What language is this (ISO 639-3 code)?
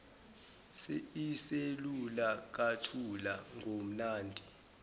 zul